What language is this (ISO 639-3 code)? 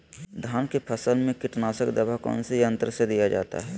mag